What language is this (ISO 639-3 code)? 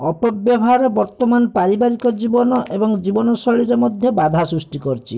ori